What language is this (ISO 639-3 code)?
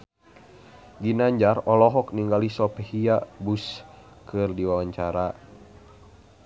sun